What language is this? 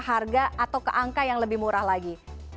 Indonesian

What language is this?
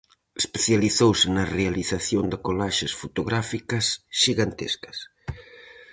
Galician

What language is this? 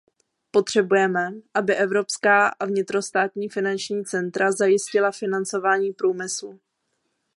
Czech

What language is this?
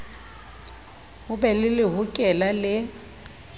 Southern Sotho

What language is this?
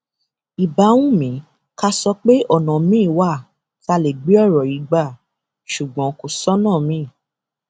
Yoruba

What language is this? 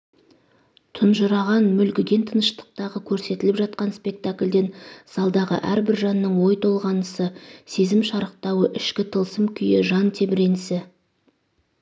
Kazakh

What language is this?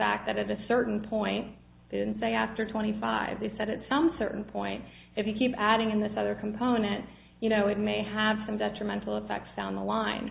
English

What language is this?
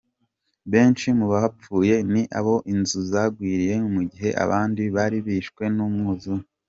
Kinyarwanda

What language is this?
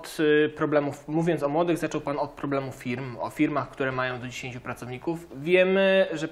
Polish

